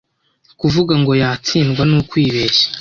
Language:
Kinyarwanda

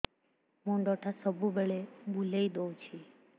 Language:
Odia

